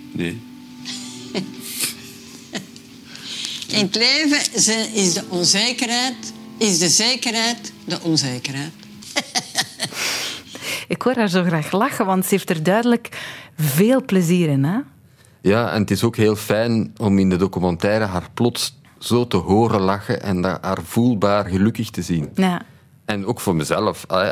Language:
Dutch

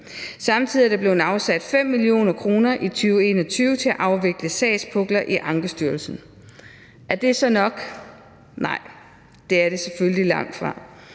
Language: Danish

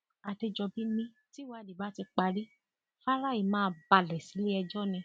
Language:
Yoruba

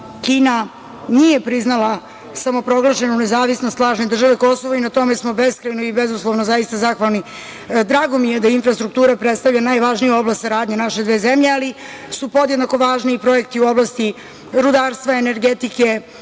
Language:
Serbian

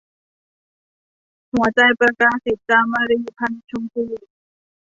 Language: Thai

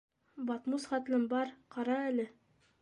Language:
Bashkir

